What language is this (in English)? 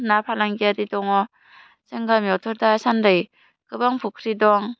Bodo